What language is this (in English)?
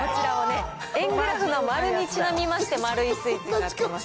Japanese